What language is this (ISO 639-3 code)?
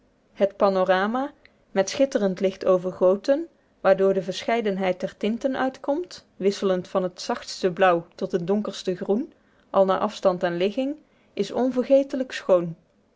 nld